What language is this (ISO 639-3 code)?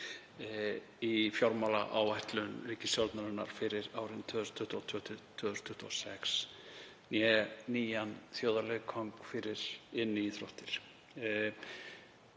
isl